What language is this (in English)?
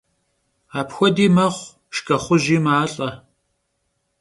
Kabardian